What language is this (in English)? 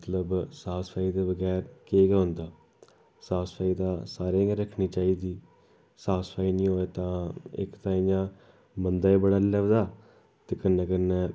Dogri